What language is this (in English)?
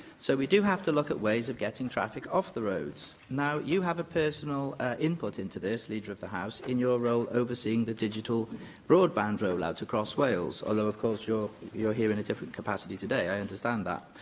English